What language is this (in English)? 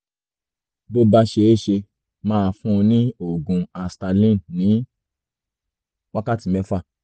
Yoruba